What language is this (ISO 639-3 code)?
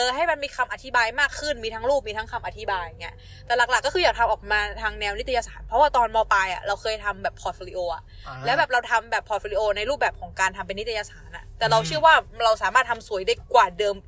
tha